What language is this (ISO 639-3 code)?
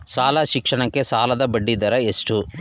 kan